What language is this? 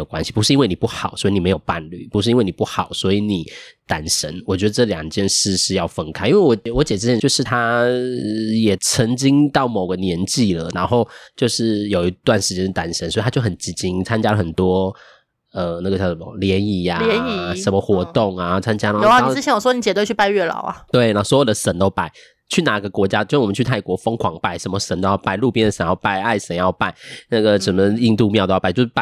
Chinese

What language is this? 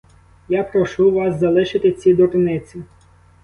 Ukrainian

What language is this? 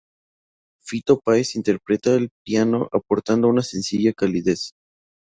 Spanish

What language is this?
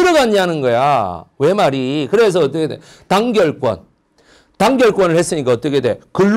Korean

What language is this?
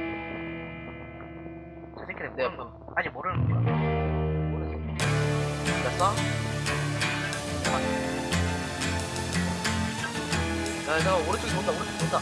Korean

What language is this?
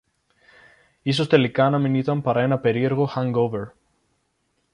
Greek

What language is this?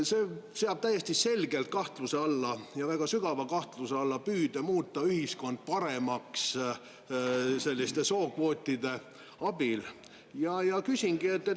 Estonian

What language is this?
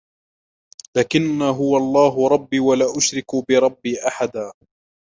Arabic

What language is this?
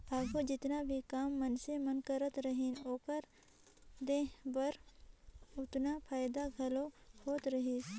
Chhattisgarhi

